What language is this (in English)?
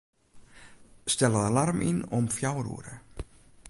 Western Frisian